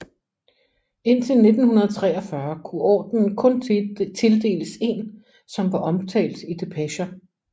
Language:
Danish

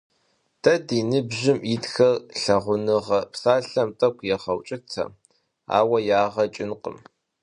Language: Kabardian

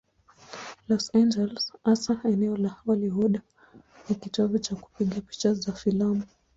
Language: Swahili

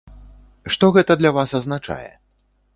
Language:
Belarusian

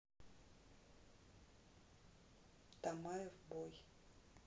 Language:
Russian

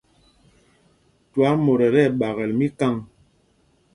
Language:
Mpumpong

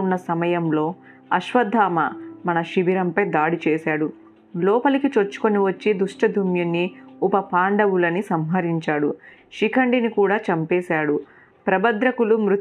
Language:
Telugu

